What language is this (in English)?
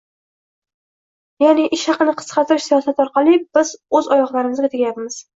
Uzbek